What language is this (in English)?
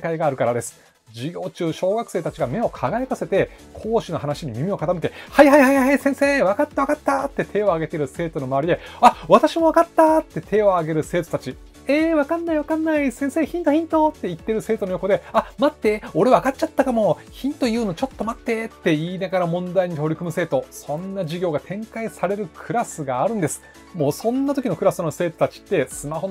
Japanese